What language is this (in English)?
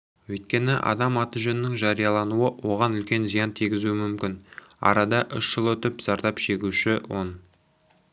Kazakh